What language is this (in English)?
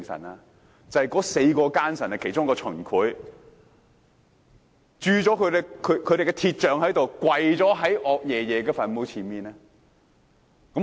Cantonese